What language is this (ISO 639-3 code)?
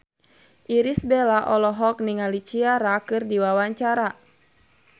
sun